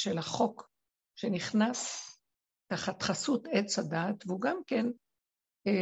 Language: Hebrew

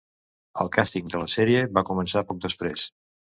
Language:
Catalan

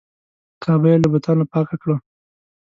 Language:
Pashto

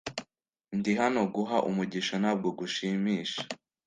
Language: Kinyarwanda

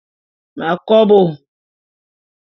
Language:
Bulu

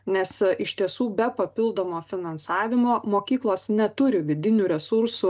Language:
Lithuanian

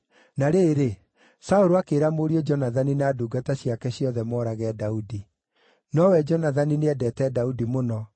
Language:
Kikuyu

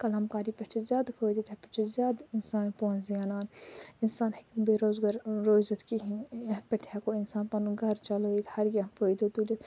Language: Kashmiri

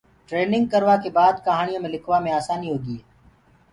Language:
Gurgula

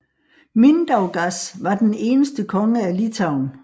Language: Danish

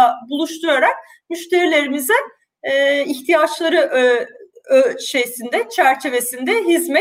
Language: Turkish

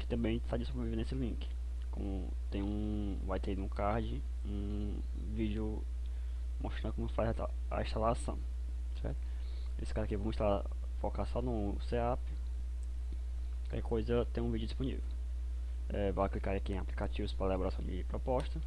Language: Portuguese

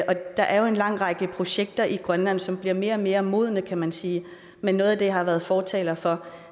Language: Danish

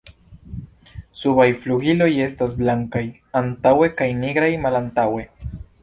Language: Esperanto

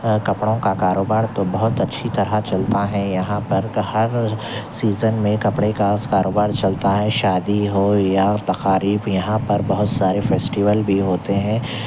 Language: Urdu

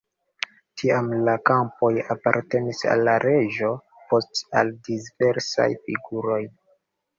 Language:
Esperanto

